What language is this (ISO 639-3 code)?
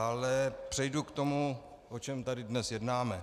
ces